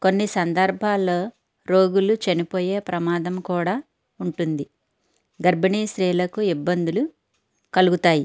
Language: Telugu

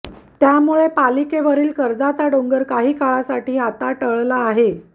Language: Marathi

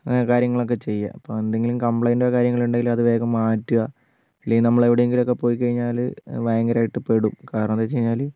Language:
Malayalam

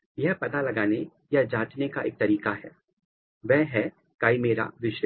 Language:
Hindi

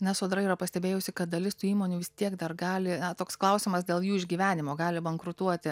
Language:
Lithuanian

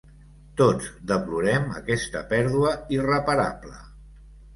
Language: Catalan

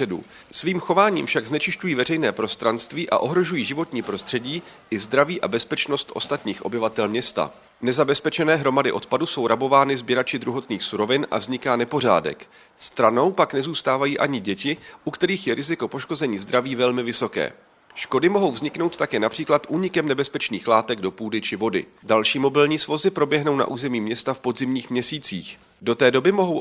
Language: Czech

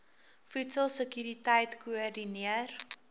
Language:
Afrikaans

